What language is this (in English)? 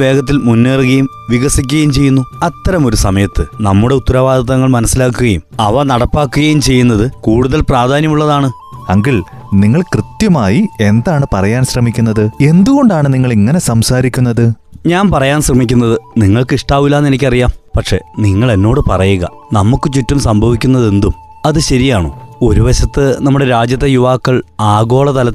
Malayalam